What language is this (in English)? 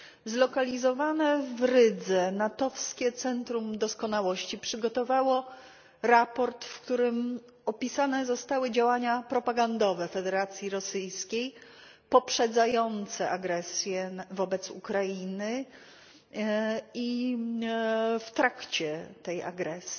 Polish